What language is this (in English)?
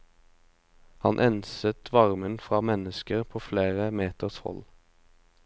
Norwegian